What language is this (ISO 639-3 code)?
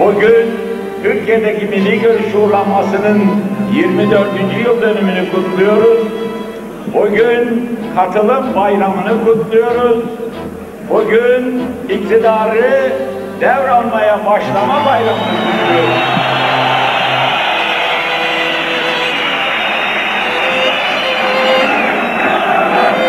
tur